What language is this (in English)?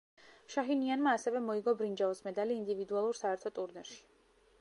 Georgian